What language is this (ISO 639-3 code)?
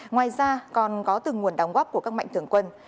vie